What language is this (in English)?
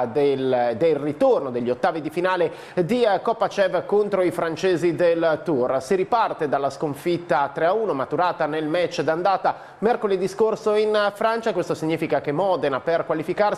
Italian